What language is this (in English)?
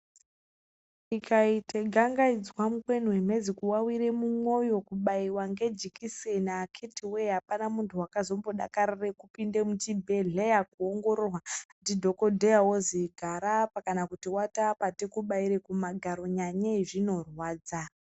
Ndau